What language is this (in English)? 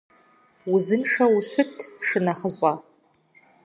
Kabardian